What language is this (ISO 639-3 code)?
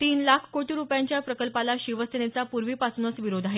mar